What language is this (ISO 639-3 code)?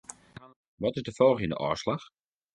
fry